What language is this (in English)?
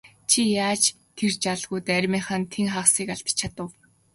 Mongolian